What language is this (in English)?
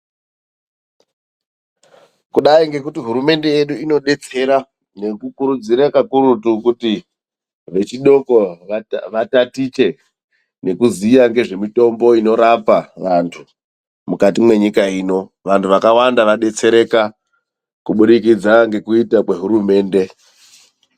Ndau